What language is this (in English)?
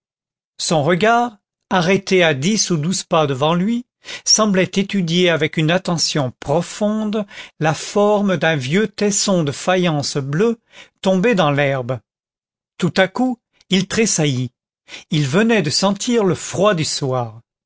French